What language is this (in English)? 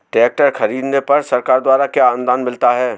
Hindi